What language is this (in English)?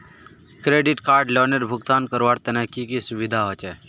Magahi